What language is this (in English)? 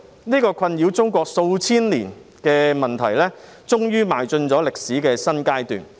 Cantonese